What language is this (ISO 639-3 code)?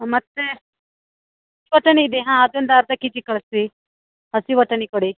kan